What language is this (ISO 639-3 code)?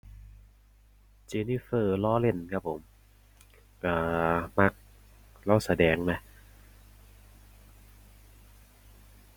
tha